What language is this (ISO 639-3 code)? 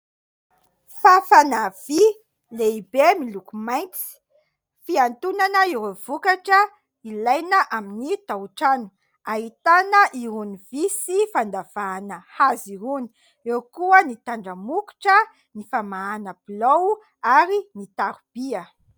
mlg